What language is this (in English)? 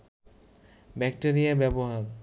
Bangla